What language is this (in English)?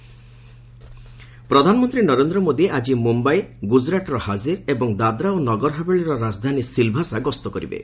Odia